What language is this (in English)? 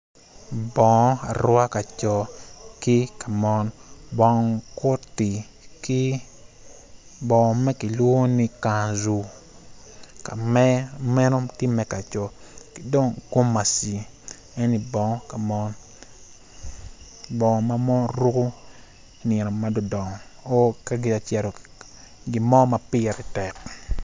Acoli